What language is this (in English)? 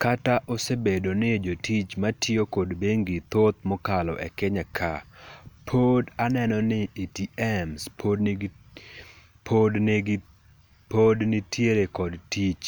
Luo (Kenya and Tanzania)